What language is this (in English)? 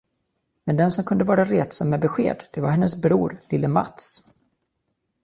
Swedish